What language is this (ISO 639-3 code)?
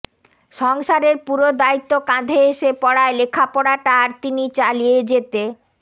ben